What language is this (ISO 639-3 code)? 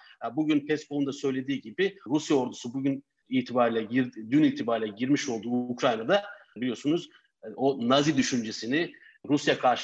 tur